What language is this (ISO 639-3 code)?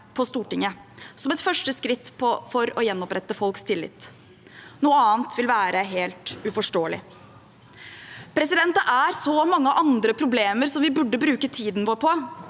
nor